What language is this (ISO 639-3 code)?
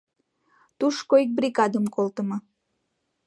chm